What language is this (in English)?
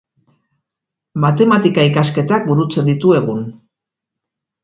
Basque